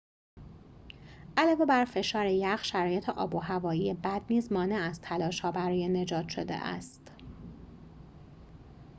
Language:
Persian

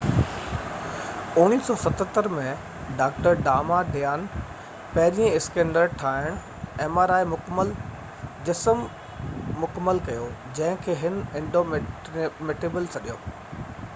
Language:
Sindhi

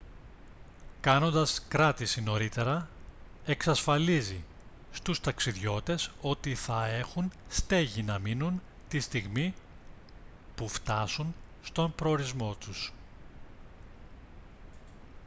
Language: Greek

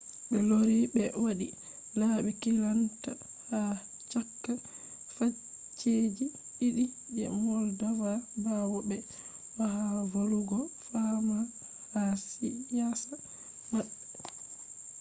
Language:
Fula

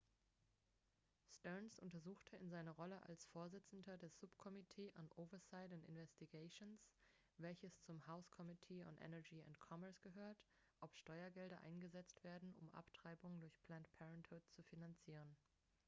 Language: German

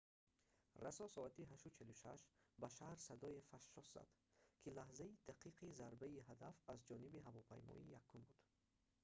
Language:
Tajik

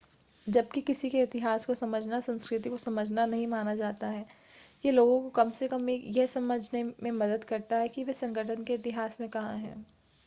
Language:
Hindi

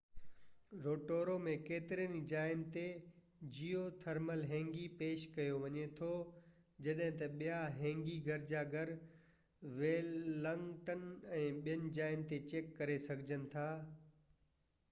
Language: Sindhi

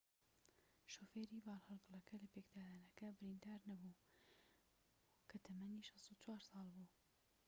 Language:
Central Kurdish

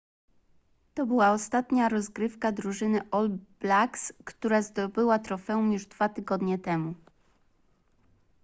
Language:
Polish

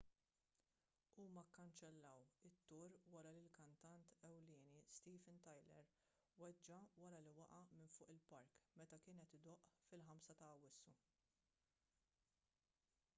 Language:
Maltese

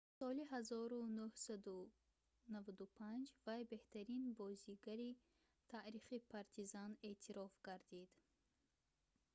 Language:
Tajik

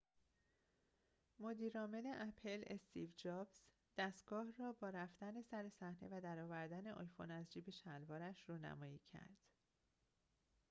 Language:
Persian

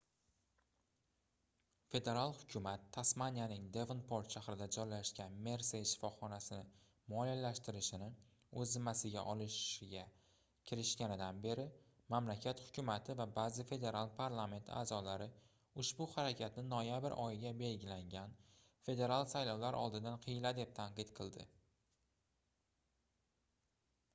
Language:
Uzbek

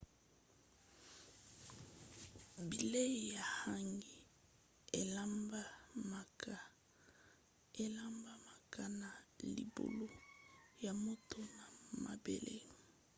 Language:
Lingala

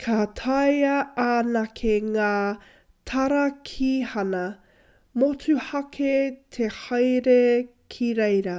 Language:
Māori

